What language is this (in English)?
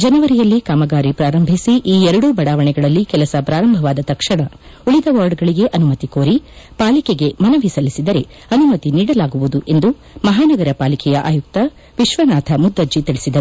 Kannada